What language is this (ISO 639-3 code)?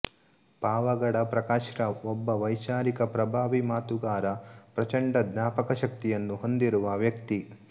kan